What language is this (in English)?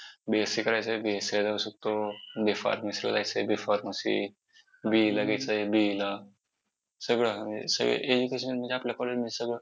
Marathi